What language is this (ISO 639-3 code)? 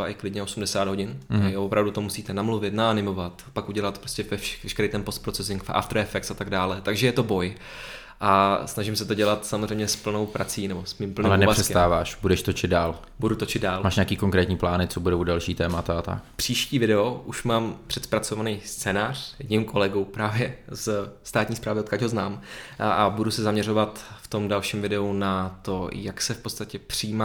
ces